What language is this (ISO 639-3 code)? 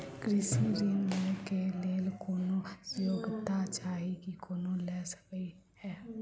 mai